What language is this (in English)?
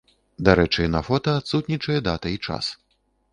Belarusian